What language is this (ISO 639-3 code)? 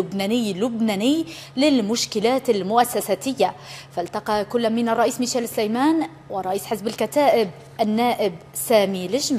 ara